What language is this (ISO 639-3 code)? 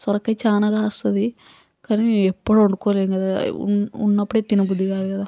tel